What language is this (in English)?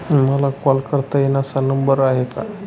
Marathi